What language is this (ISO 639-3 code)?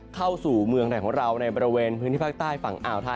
tha